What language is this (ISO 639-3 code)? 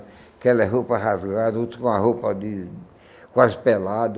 por